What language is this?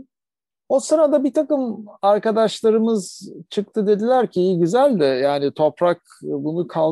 Turkish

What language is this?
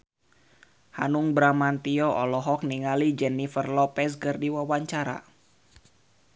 Sundanese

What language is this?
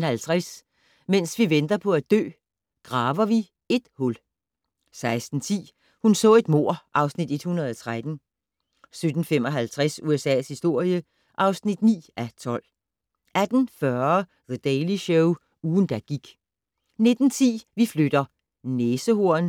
Danish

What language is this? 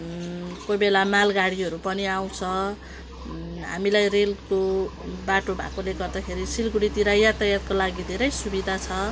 Nepali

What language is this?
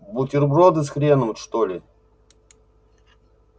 Russian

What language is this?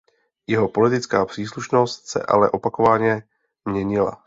Czech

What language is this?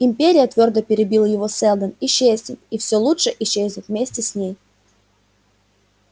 Russian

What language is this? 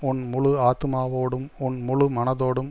Tamil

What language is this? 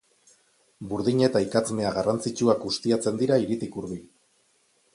Basque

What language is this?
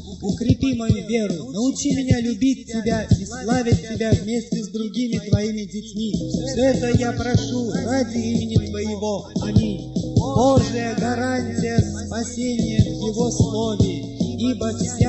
Russian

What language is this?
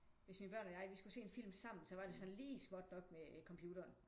Danish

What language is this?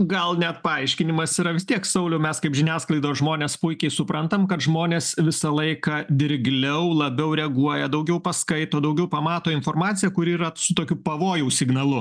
Lithuanian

